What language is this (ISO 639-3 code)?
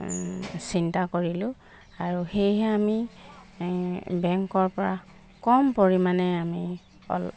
asm